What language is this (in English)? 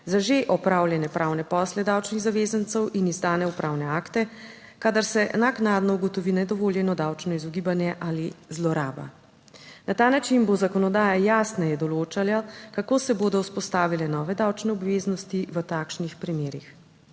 Slovenian